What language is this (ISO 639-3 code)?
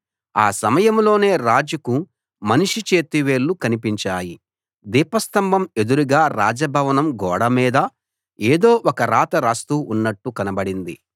tel